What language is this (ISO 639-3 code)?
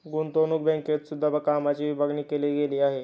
mar